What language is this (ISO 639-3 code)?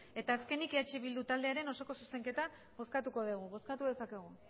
eus